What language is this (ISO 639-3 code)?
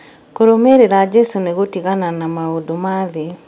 kik